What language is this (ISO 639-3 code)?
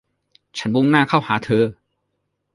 tha